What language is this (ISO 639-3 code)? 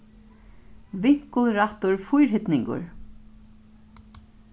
fao